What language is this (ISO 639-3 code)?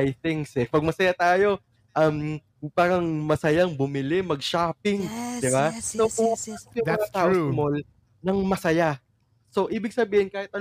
fil